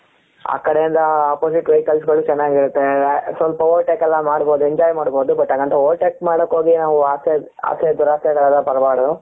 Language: Kannada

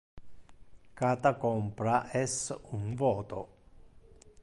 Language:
Interlingua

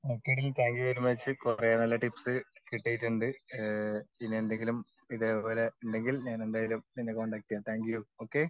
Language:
Malayalam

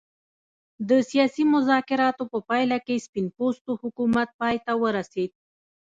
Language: Pashto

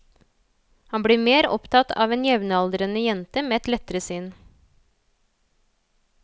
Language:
Norwegian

